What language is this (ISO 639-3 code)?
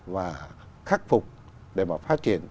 vie